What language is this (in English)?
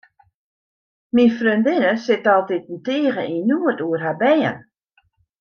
Western Frisian